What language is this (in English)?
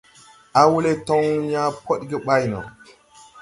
Tupuri